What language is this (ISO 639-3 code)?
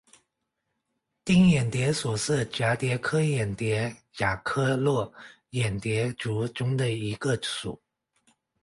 zho